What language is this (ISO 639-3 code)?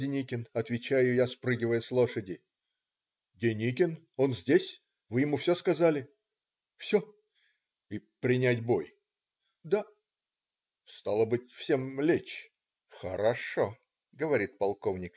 rus